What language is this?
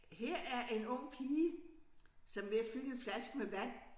Danish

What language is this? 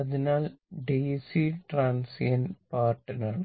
Malayalam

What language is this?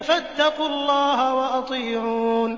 Arabic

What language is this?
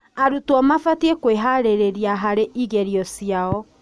Kikuyu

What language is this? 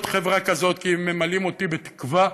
Hebrew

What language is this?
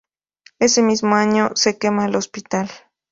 Spanish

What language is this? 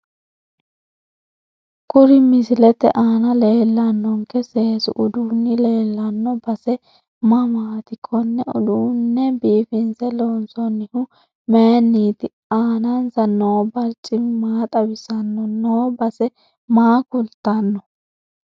Sidamo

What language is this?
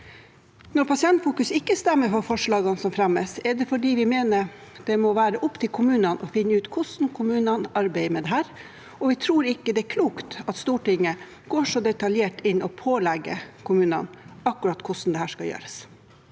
Norwegian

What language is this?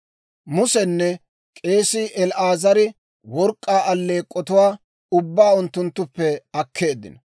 Dawro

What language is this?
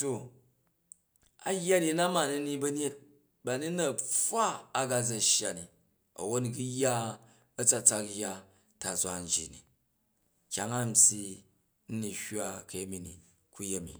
Jju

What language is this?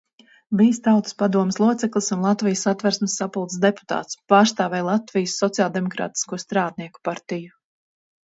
Latvian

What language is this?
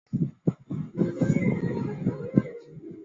Chinese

